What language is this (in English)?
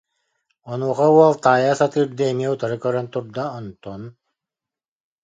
Yakut